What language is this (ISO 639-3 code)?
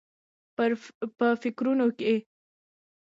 pus